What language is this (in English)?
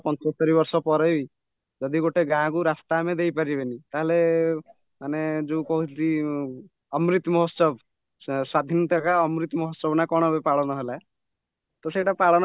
Odia